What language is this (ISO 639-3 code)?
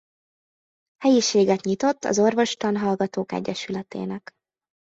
hun